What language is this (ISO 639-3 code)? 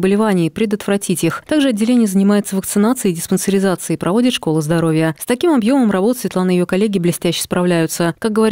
rus